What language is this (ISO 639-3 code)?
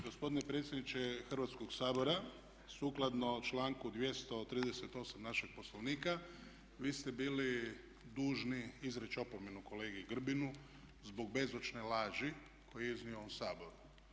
hrv